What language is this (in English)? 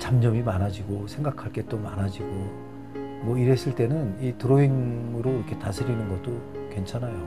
Korean